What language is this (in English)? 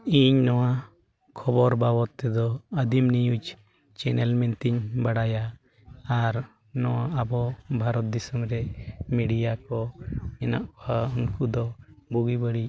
Santali